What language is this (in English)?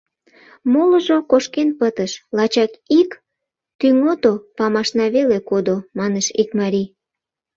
Mari